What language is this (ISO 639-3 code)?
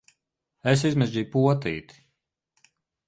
lav